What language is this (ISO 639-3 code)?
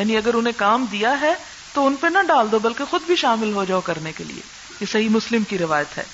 urd